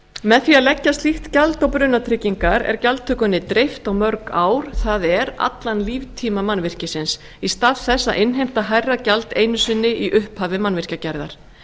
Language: Icelandic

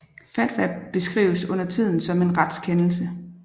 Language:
Danish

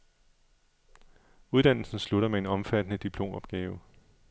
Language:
Danish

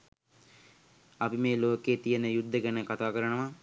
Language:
Sinhala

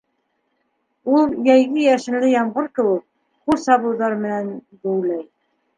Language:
Bashkir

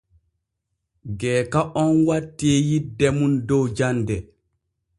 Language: Borgu Fulfulde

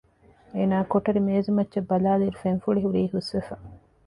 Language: Divehi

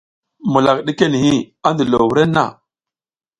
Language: South Giziga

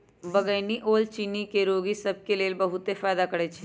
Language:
Magahi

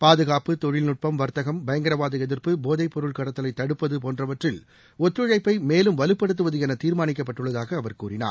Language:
Tamil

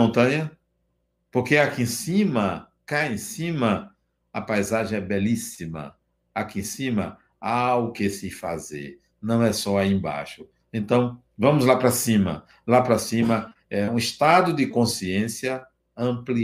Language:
Portuguese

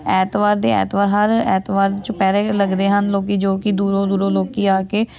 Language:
Punjabi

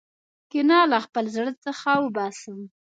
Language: Pashto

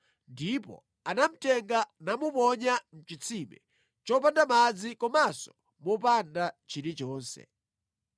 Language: Nyanja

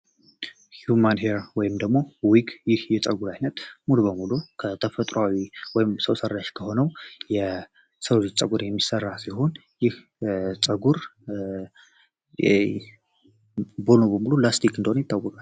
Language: Amharic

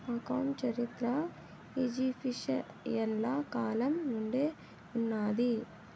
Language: Telugu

